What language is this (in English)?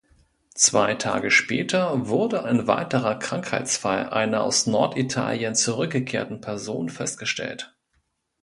German